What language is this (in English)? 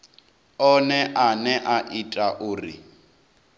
Venda